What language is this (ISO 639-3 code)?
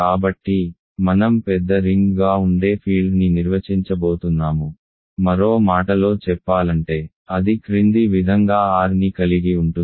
tel